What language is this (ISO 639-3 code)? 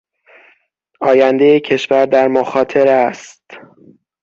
fas